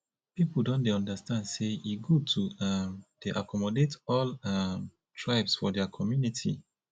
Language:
Nigerian Pidgin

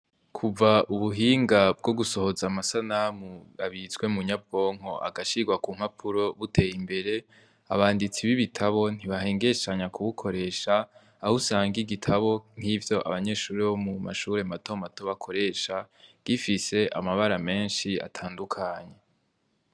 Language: Rundi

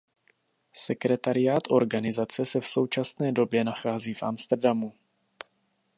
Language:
Czech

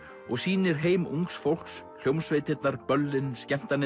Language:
Icelandic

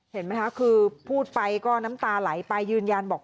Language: Thai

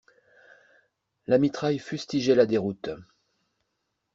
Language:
French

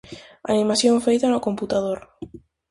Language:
Galician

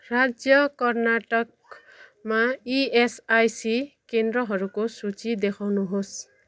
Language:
Nepali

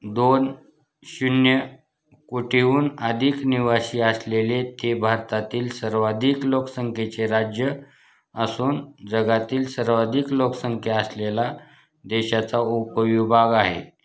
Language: Marathi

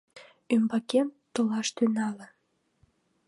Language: Mari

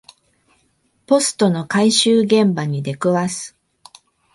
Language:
Japanese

